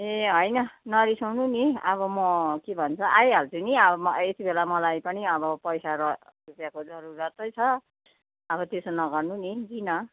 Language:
Nepali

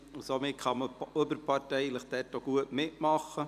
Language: Swiss German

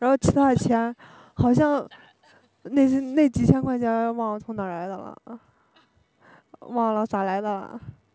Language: Chinese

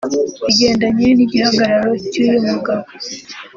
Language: Kinyarwanda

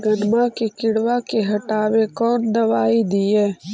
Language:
Magahi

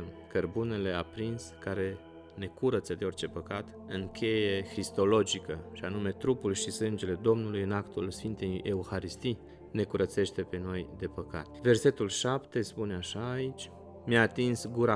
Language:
Romanian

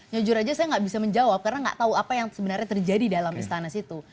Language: Indonesian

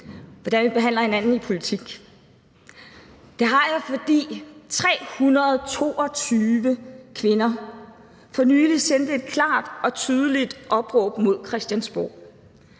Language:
Danish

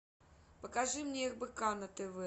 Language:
Russian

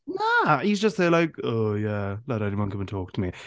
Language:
Welsh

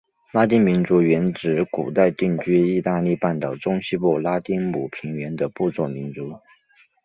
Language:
Chinese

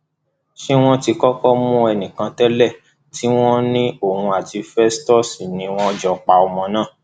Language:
Yoruba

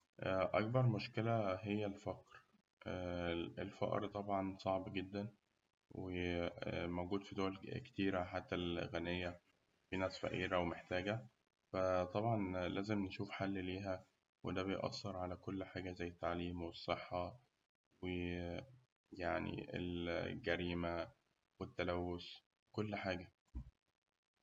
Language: Egyptian Arabic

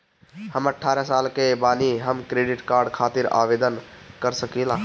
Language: Bhojpuri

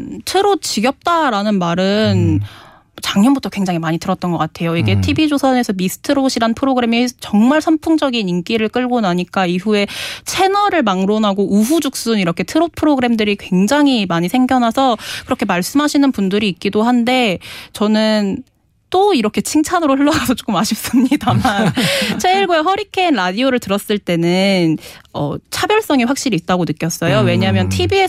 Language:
Korean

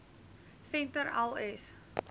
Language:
Afrikaans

